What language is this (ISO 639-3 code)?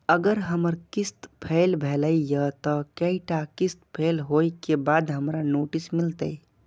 mai